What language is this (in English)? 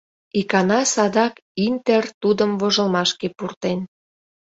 Mari